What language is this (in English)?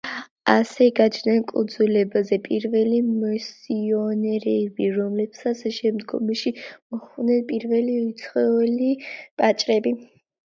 Georgian